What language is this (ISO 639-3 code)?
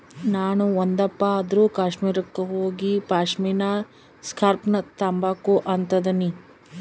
kan